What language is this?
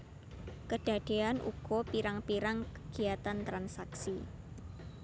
Javanese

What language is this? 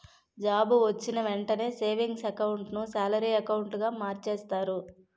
Telugu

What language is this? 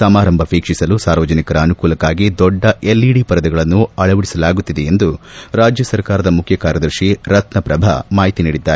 Kannada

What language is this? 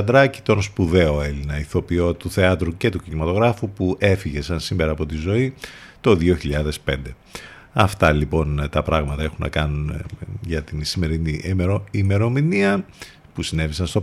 Greek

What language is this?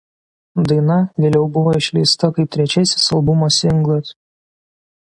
Lithuanian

